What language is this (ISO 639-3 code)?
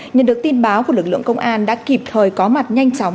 vie